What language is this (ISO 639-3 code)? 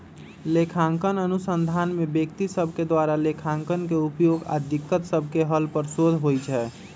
mag